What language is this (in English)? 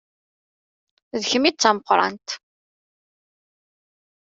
Kabyle